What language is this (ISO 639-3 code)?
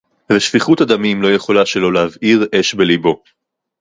heb